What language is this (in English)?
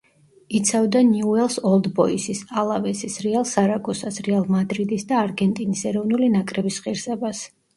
Georgian